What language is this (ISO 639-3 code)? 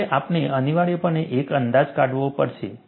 guj